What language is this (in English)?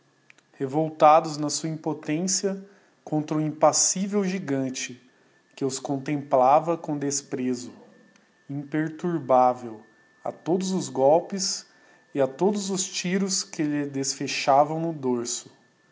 Portuguese